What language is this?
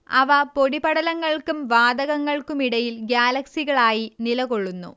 Malayalam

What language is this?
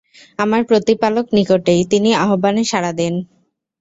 Bangla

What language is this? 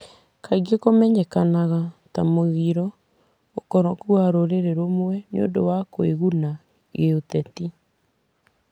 Kikuyu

